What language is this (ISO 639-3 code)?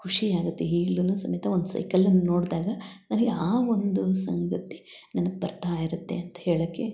kan